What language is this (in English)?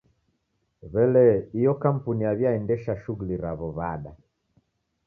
Taita